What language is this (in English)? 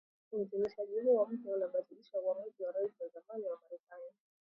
Swahili